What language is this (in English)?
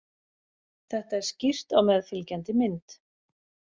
Icelandic